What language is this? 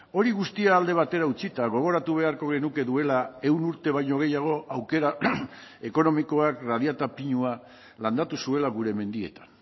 Basque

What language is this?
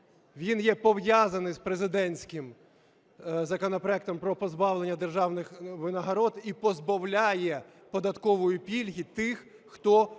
Ukrainian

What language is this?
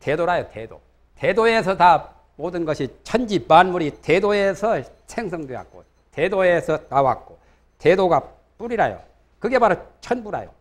Korean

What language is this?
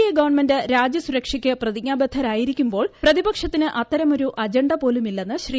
Malayalam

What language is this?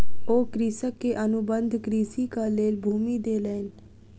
Maithili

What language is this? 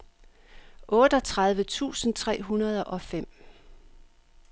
Danish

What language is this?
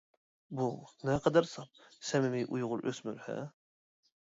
Uyghur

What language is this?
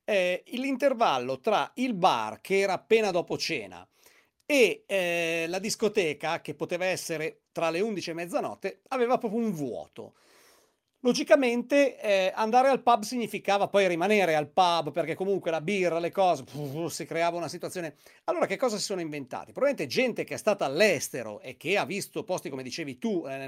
Italian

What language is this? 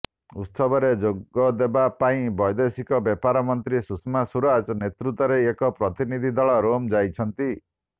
Odia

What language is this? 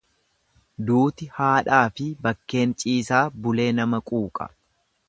Oromo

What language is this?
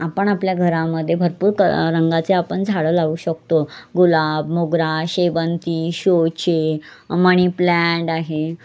Marathi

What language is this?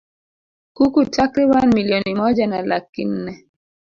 Swahili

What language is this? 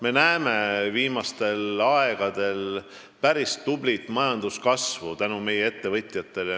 Estonian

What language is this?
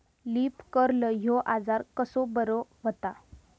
Marathi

